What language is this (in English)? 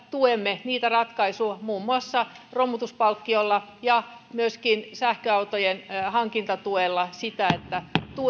Finnish